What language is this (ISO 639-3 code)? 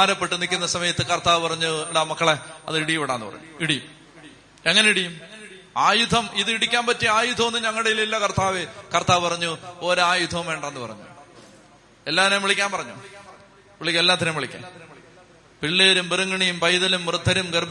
mal